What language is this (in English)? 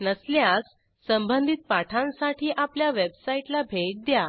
Marathi